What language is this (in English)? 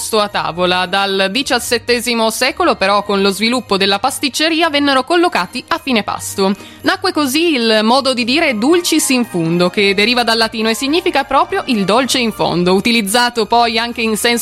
Italian